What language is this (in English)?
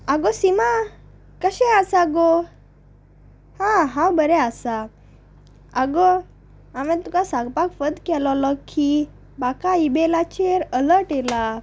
Konkani